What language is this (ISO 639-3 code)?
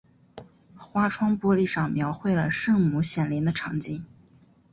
zho